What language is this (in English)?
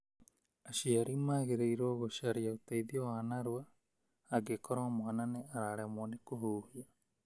Kikuyu